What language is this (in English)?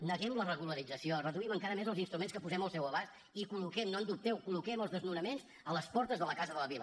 Catalan